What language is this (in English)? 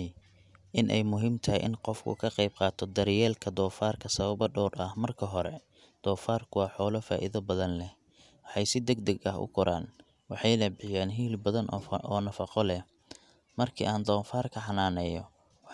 Somali